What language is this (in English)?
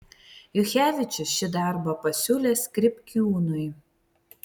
Lithuanian